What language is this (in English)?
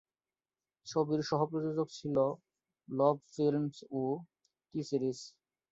Bangla